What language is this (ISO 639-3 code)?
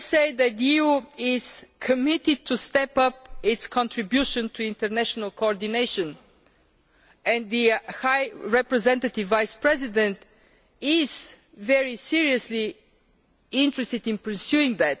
eng